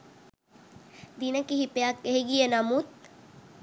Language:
Sinhala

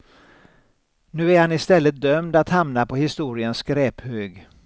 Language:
Swedish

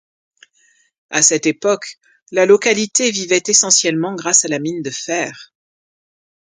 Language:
French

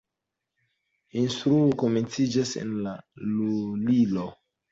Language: Esperanto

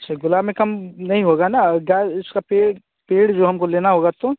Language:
Hindi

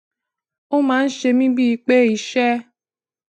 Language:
Yoruba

